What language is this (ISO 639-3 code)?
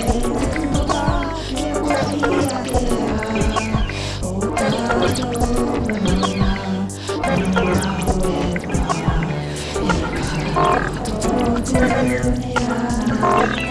mri